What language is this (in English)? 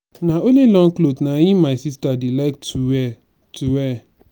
Nigerian Pidgin